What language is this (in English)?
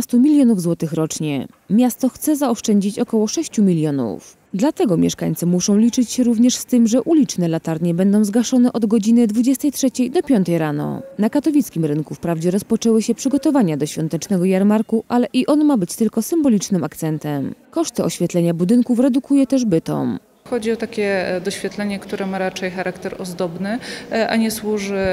Polish